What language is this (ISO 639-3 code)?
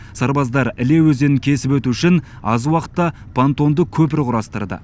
kaz